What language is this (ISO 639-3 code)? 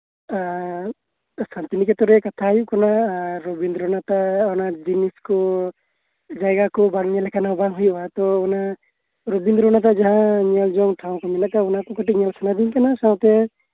sat